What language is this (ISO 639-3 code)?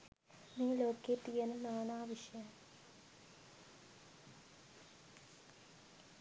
sin